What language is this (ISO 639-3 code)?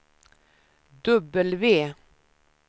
swe